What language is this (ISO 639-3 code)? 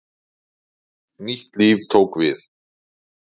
isl